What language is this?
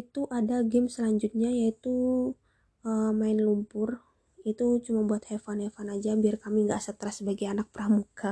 Indonesian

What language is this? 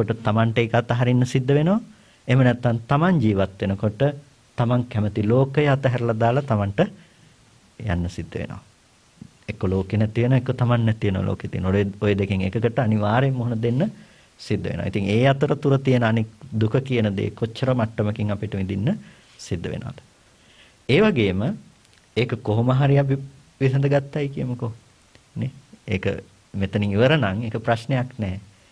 Indonesian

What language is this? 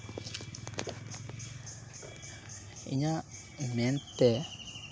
Santali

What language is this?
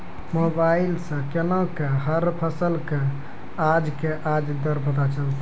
Maithili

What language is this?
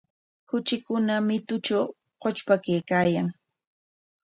Corongo Ancash Quechua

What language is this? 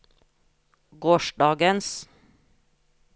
Norwegian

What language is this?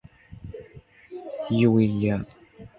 Chinese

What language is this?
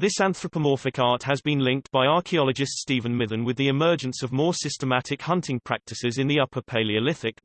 English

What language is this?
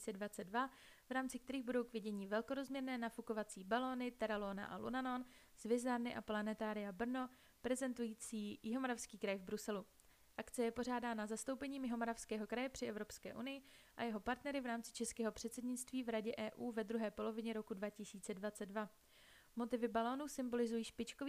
Czech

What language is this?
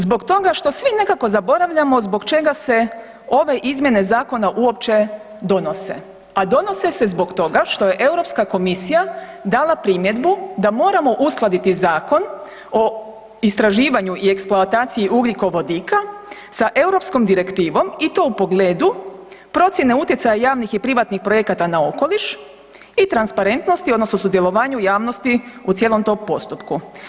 Croatian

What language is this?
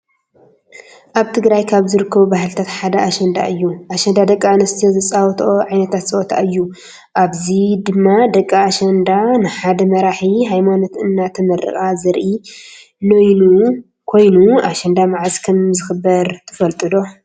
Tigrinya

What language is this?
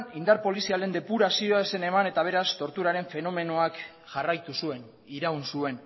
Basque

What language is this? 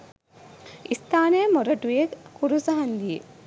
Sinhala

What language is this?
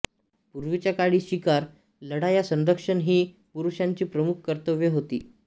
Marathi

